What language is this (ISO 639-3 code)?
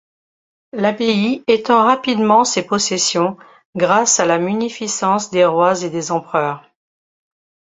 fra